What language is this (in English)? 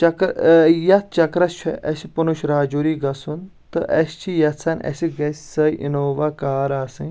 Kashmiri